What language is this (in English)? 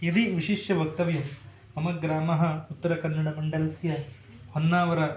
Sanskrit